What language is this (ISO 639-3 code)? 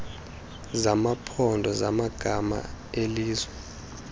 xho